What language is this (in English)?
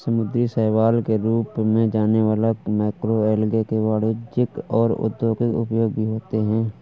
Hindi